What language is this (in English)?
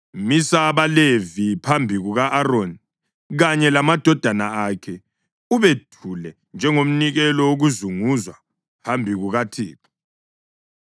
North Ndebele